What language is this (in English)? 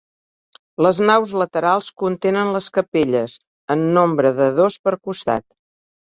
Catalan